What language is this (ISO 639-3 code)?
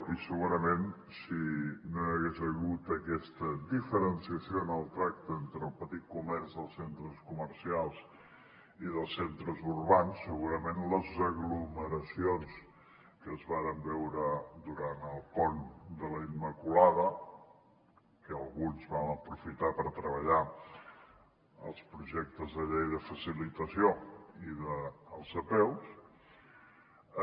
cat